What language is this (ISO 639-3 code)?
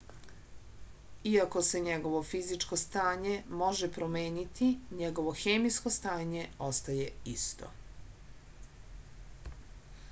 srp